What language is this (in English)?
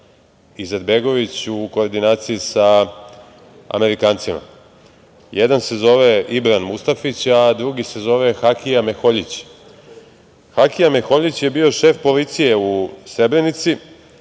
Serbian